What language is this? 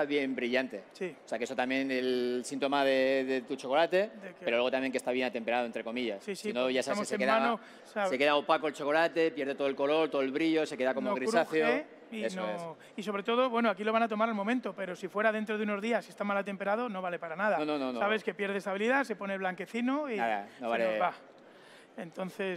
Spanish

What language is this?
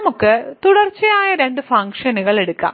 Malayalam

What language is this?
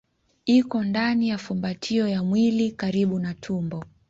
Swahili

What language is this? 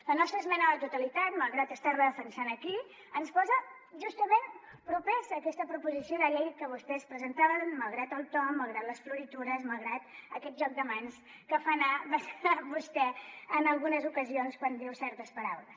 Catalan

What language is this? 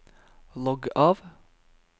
Norwegian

